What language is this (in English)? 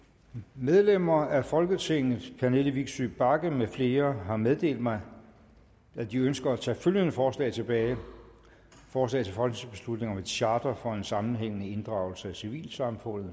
Danish